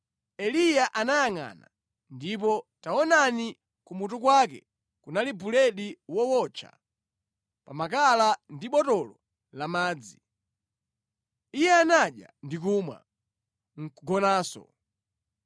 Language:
Nyanja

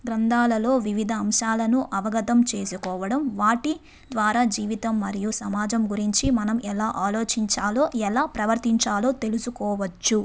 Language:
Telugu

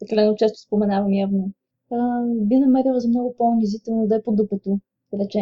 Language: Bulgarian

